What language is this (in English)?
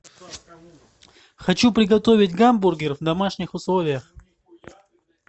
Russian